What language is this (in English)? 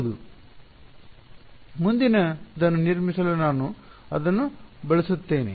Kannada